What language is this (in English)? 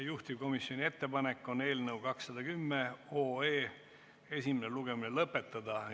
Estonian